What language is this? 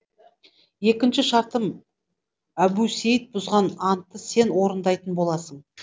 Kazakh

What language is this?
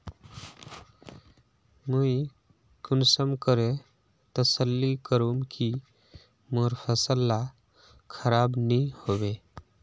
Magahi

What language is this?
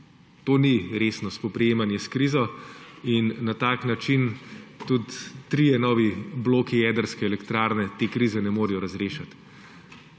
Slovenian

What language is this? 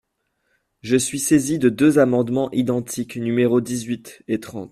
French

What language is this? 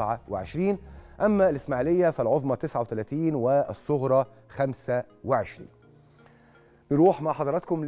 Arabic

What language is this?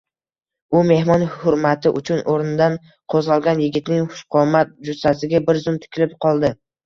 Uzbek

